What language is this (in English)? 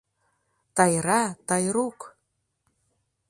Mari